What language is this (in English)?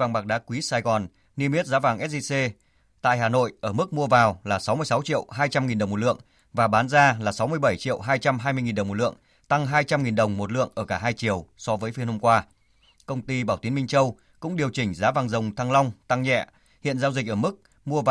Vietnamese